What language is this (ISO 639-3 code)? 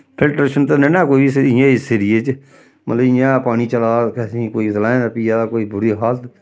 doi